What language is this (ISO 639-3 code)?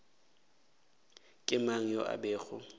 nso